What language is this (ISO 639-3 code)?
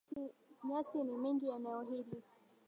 swa